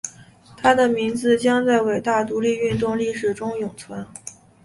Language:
Chinese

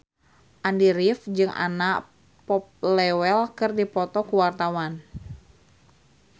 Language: Sundanese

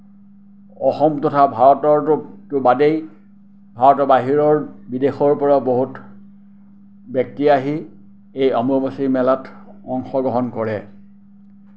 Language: Assamese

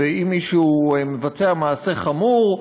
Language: Hebrew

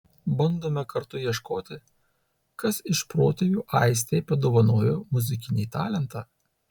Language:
Lithuanian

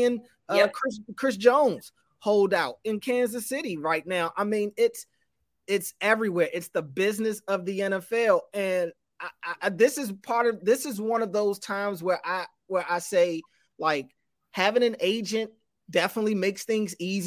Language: English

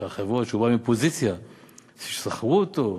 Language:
Hebrew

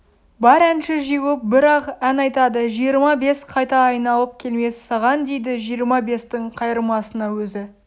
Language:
Kazakh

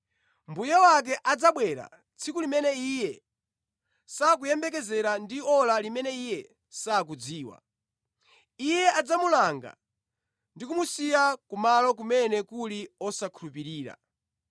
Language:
Nyanja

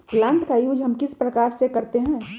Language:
Magahi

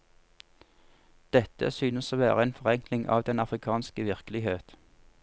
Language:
Norwegian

